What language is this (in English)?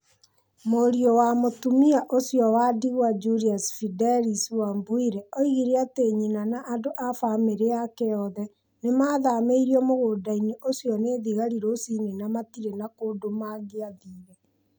Kikuyu